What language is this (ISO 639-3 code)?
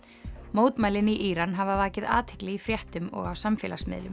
isl